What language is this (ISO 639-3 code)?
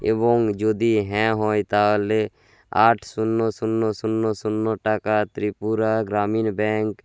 ben